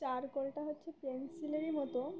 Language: Bangla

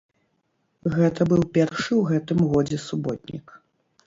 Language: Belarusian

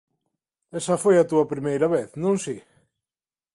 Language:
Galician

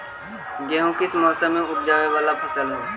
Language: Magahi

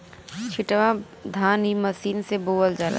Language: Bhojpuri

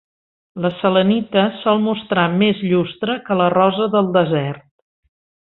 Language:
Catalan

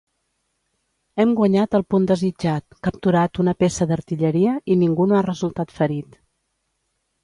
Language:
Catalan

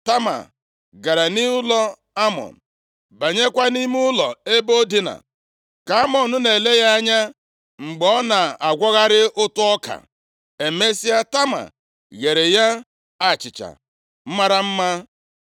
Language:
Igbo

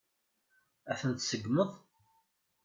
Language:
Kabyle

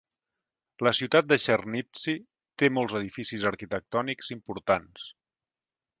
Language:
Catalan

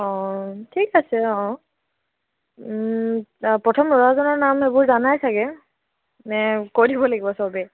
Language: Assamese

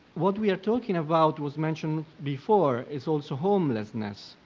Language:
English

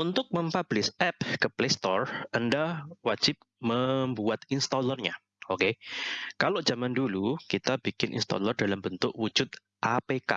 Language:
Indonesian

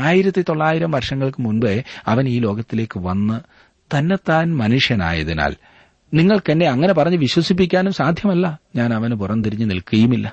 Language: Malayalam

